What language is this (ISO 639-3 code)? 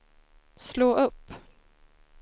swe